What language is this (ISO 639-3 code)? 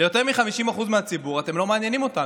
heb